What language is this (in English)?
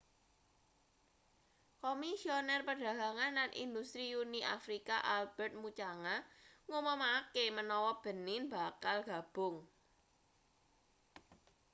Javanese